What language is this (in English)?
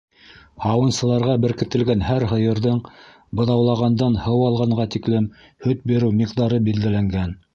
Bashkir